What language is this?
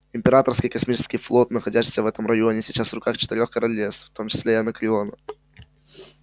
Russian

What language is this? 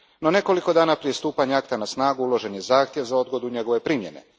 Croatian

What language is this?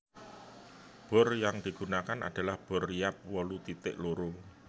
Javanese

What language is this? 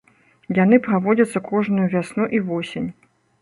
Belarusian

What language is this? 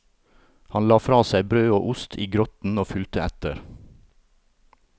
Norwegian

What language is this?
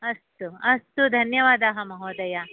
Sanskrit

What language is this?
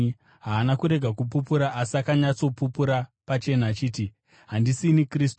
Shona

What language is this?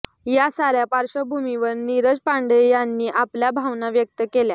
Marathi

